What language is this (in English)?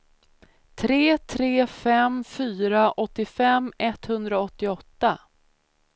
Swedish